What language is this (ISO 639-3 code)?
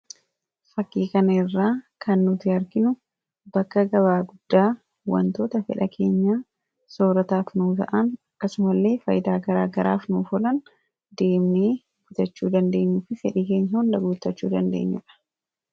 orm